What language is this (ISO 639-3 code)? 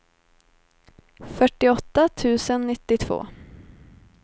swe